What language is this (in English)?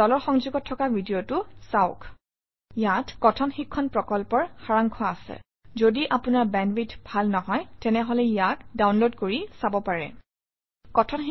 Assamese